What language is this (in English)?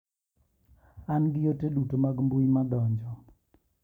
Luo (Kenya and Tanzania)